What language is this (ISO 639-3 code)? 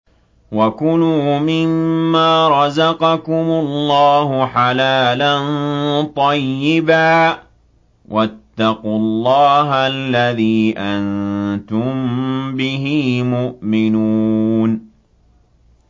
ara